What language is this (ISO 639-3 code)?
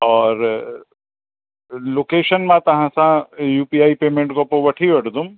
snd